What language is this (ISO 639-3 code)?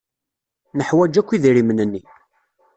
kab